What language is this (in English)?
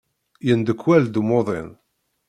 Kabyle